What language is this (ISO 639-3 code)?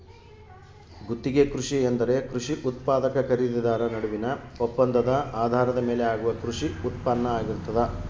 kan